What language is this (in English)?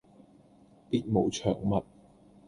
Cantonese